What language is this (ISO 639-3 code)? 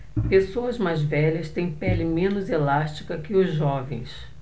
por